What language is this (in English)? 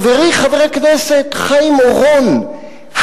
Hebrew